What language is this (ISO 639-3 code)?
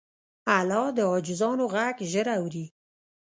pus